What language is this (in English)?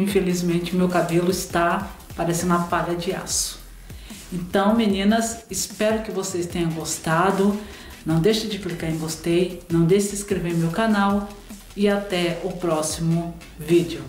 Portuguese